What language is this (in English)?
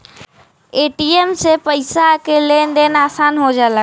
Bhojpuri